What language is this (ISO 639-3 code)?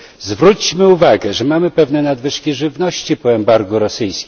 pol